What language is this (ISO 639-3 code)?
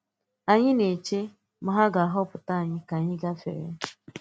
ibo